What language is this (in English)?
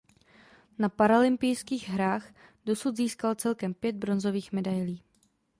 Czech